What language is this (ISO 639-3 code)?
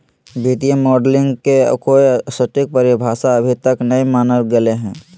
mag